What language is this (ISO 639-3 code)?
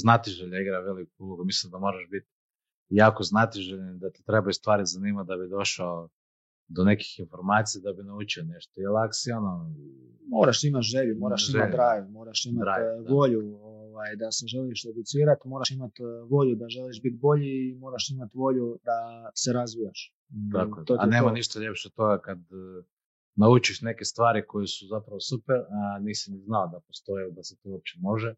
hrv